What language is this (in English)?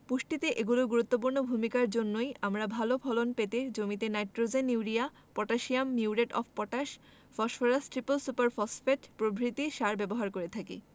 Bangla